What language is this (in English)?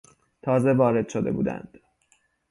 Persian